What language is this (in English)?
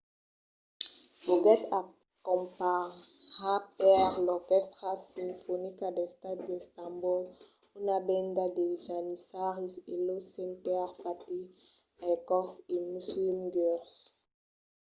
Occitan